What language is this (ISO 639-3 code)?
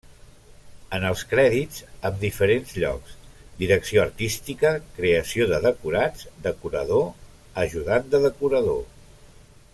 cat